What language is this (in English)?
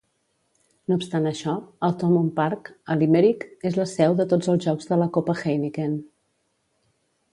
Catalan